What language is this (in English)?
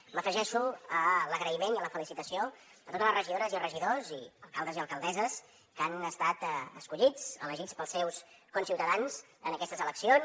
Catalan